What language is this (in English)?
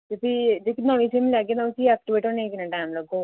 Dogri